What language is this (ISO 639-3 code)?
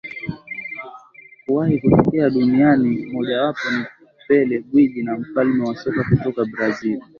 swa